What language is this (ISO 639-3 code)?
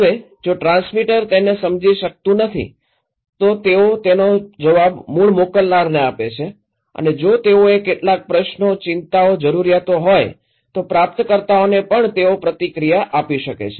guj